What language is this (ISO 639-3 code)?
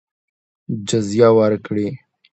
pus